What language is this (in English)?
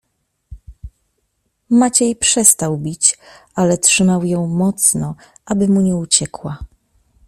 Polish